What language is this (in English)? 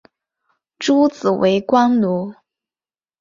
Chinese